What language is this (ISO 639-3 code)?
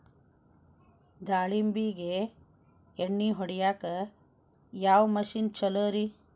kan